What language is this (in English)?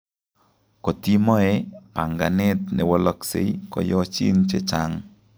Kalenjin